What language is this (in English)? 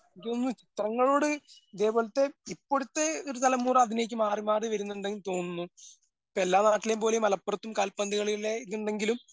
Malayalam